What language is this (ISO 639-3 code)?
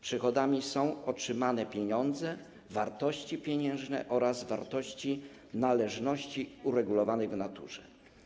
pol